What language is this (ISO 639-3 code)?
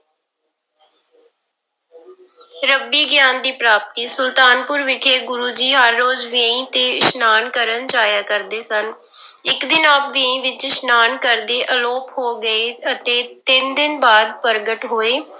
pan